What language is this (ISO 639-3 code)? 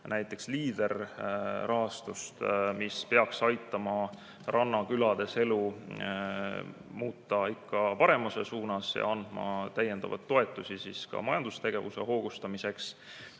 est